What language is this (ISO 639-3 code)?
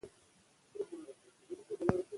pus